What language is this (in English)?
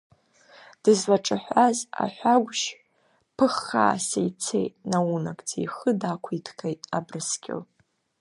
Abkhazian